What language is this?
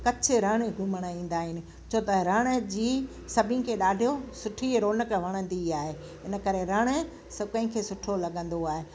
Sindhi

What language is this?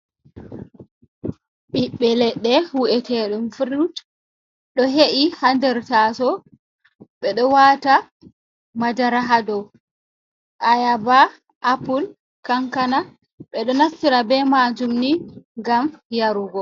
Fula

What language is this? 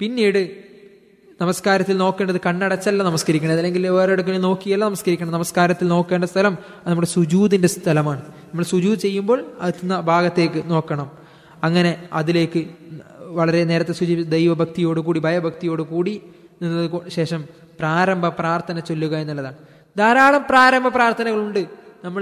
Malayalam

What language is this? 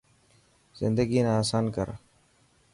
Dhatki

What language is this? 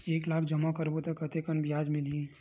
Chhattisgarhi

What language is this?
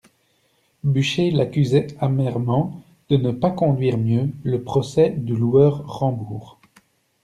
French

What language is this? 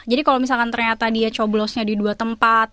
Indonesian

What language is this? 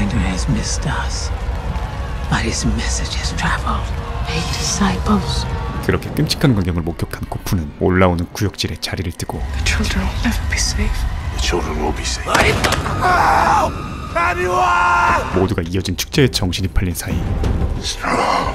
Korean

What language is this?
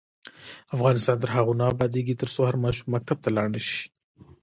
Pashto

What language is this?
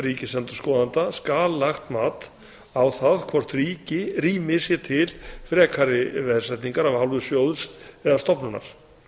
Icelandic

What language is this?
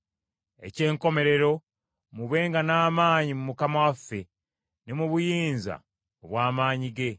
Ganda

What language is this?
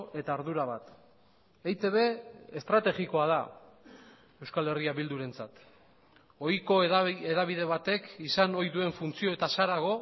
Basque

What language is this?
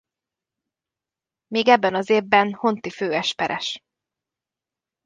Hungarian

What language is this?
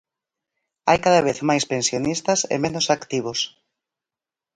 Galician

